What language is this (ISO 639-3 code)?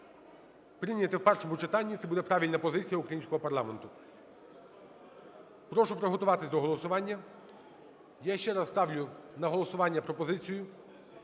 ukr